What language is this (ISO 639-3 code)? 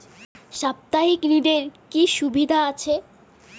ben